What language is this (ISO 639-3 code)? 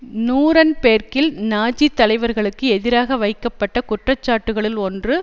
tam